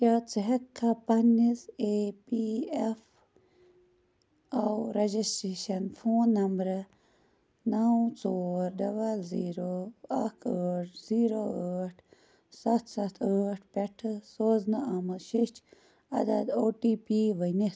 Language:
Kashmiri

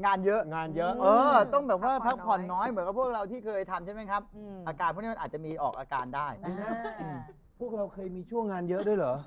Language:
Thai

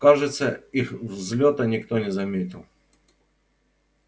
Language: Russian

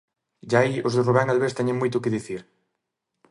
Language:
Galician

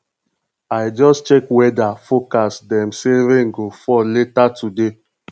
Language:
Nigerian Pidgin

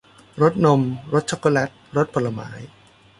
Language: Thai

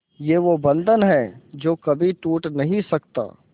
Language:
Hindi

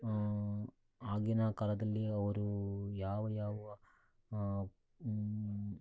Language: Kannada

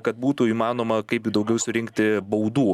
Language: Lithuanian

